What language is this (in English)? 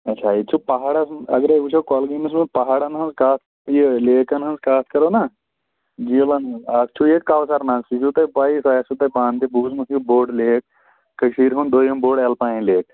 Kashmiri